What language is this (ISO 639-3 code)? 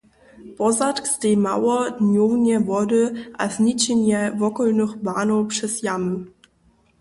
hsb